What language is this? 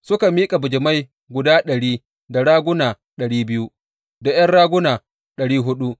Hausa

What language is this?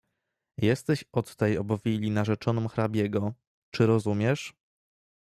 Polish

